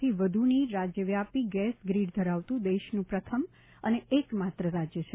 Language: Gujarati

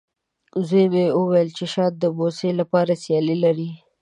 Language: Pashto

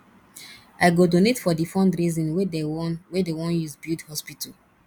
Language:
Nigerian Pidgin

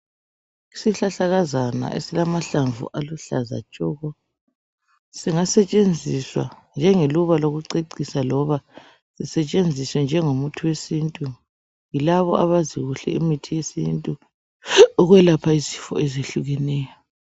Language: North Ndebele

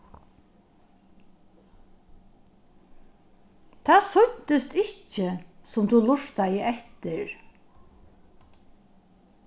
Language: Faroese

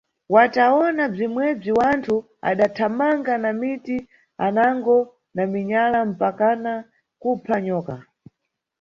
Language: Nyungwe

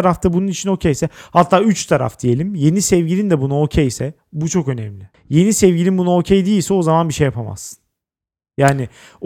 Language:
Turkish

